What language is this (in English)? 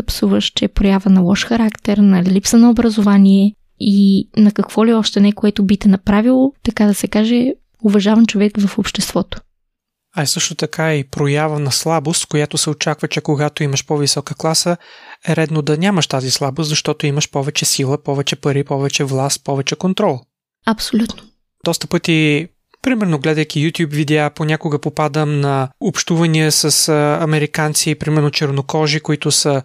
Bulgarian